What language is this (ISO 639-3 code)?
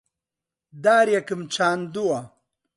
ckb